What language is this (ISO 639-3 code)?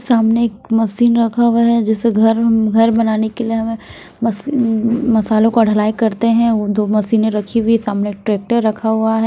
hin